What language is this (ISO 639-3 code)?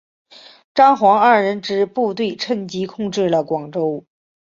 zho